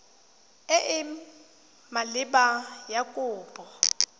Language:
Tswana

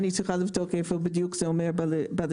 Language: Hebrew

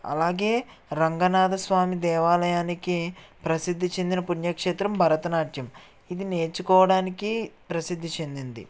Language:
Telugu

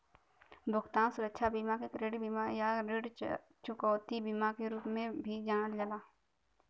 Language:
Bhojpuri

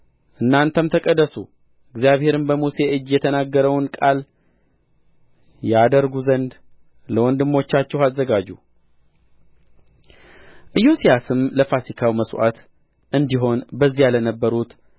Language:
Amharic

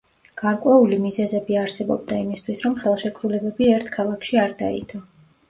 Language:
Georgian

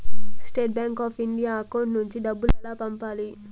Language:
Telugu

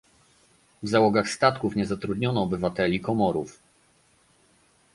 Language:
Polish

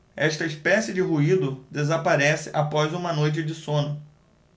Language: Portuguese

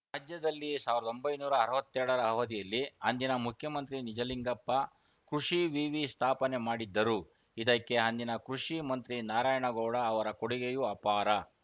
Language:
Kannada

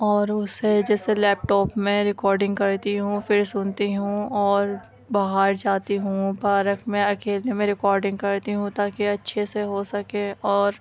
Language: Urdu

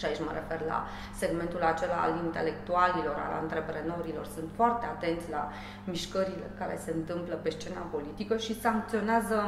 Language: Romanian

